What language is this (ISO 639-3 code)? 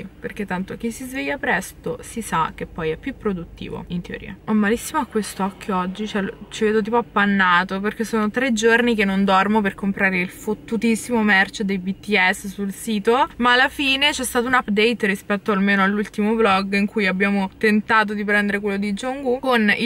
ita